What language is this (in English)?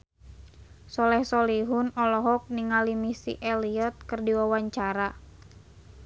Sundanese